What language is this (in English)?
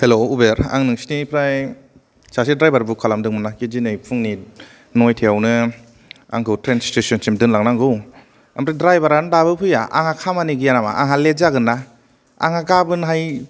Bodo